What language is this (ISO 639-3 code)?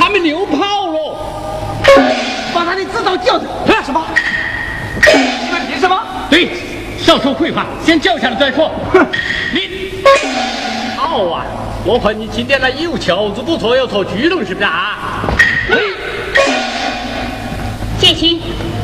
zho